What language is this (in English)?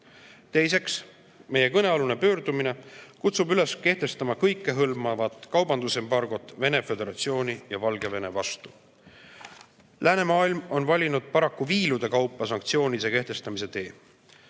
Estonian